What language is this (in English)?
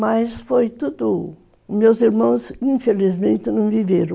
Portuguese